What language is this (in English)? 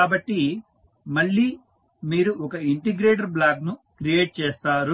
Telugu